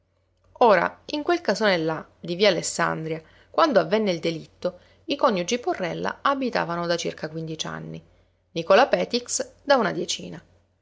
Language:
Italian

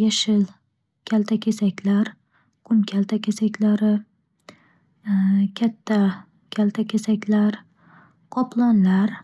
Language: Uzbek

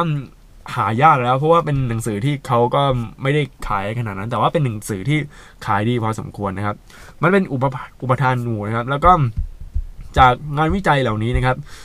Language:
Thai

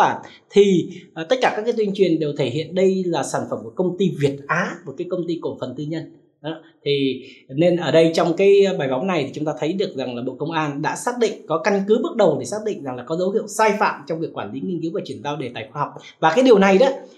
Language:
Vietnamese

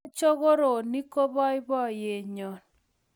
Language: Kalenjin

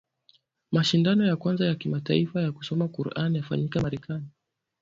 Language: Swahili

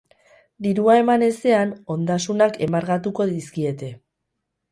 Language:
Basque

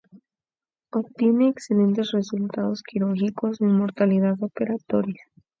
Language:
Spanish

